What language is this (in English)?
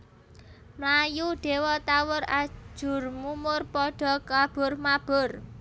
Javanese